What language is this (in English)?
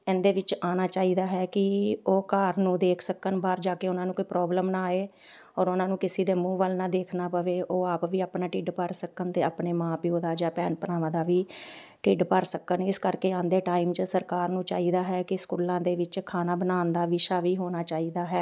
Punjabi